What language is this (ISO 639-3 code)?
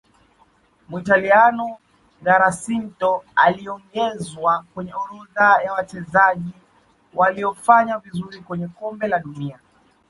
swa